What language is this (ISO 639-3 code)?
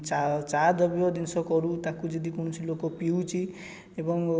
ori